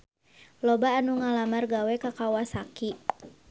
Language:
Sundanese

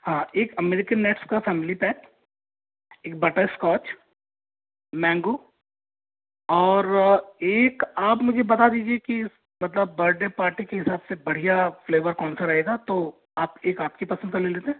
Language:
Hindi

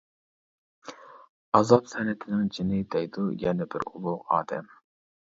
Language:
Uyghur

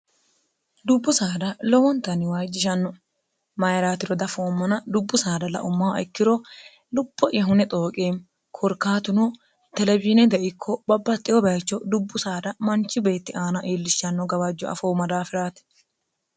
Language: Sidamo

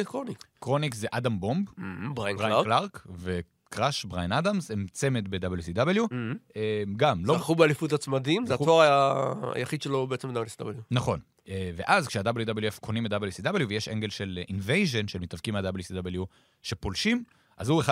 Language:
Hebrew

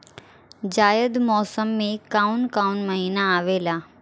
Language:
Bhojpuri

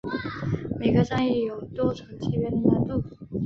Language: Chinese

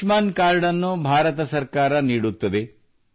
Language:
Kannada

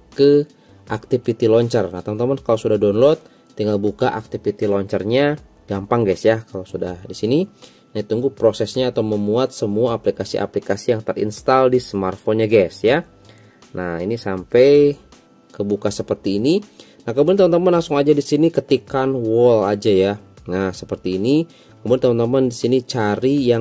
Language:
Indonesian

